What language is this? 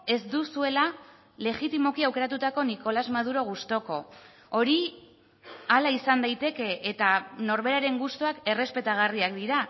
Basque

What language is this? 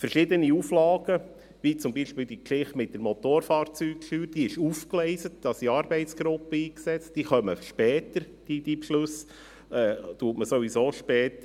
Swiss German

